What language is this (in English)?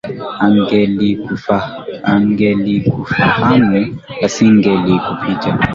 Swahili